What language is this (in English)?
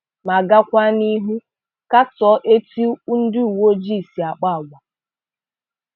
Igbo